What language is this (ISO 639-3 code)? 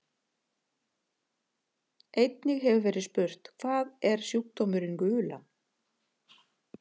isl